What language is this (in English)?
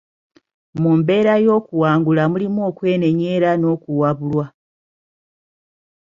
Ganda